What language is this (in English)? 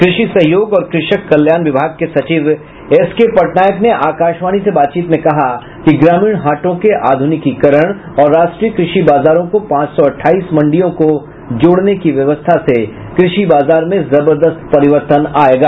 Hindi